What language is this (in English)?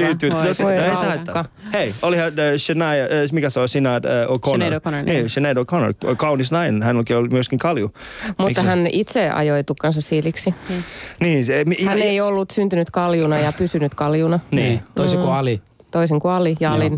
Finnish